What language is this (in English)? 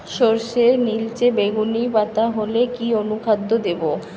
Bangla